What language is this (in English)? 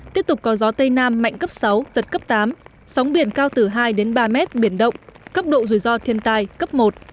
Vietnamese